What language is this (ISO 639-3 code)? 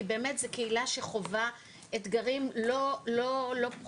heb